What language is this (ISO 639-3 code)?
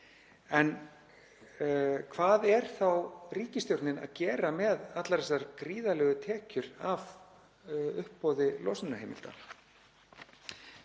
isl